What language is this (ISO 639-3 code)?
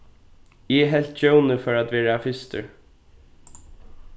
fao